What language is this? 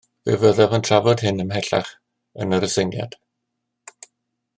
Welsh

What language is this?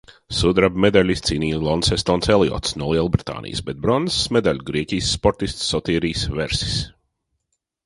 Latvian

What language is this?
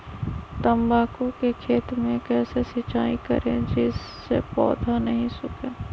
Magahi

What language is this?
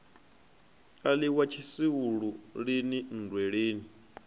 Venda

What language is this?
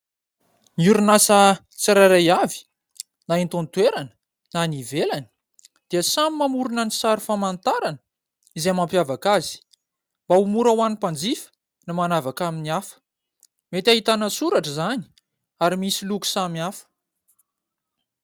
Malagasy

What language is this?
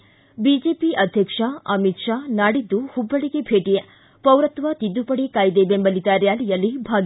Kannada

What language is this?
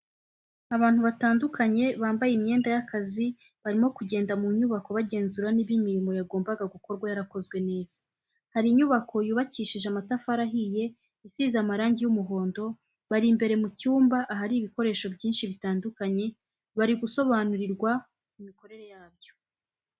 Kinyarwanda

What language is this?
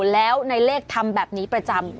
Thai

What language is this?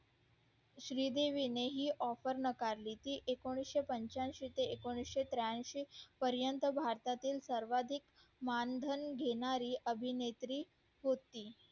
Marathi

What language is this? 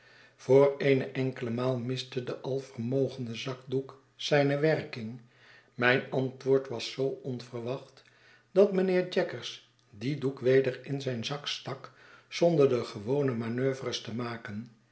Dutch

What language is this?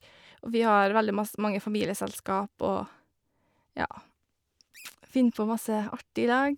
Norwegian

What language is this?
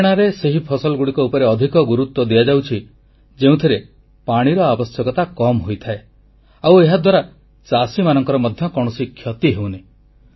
Odia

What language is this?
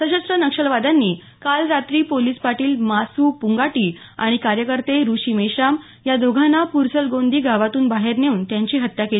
Marathi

